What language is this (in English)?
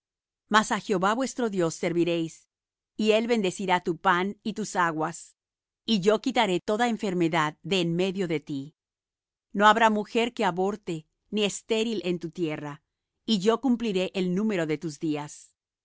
Spanish